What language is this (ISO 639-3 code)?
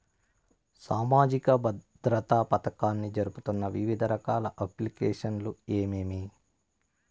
tel